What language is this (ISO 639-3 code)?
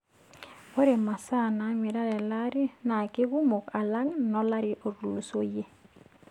mas